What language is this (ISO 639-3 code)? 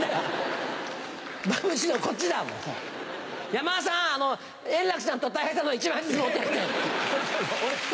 jpn